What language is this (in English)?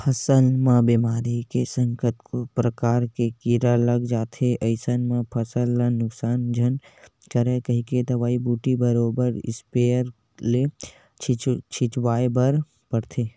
Chhattisgarhi